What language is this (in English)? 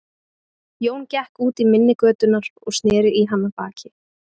Icelandic